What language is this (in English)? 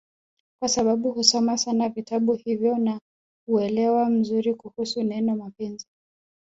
Swahili